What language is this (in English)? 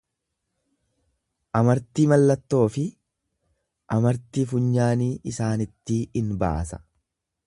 Oromo